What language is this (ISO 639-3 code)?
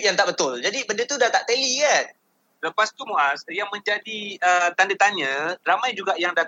msa